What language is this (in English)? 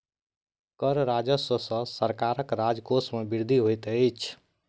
Maithili